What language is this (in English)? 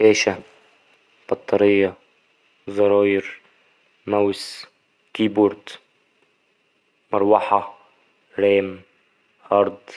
Egyptian Arabic